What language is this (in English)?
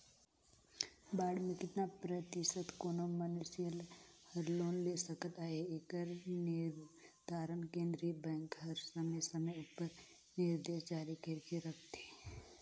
Chhattisgarhi